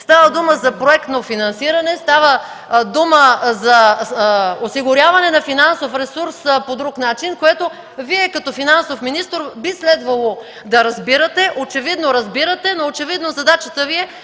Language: Bulgarian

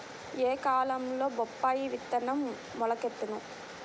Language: Telugu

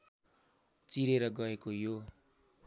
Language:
Nepali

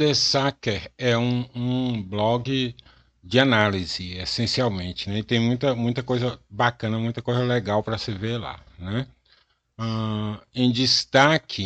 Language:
Portuguese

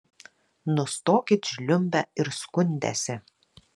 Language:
Lithuanian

